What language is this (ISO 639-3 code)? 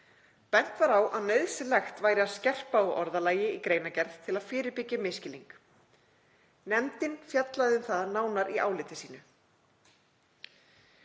isl